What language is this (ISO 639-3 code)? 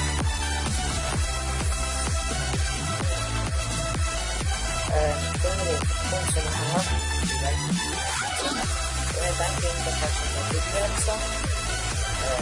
ita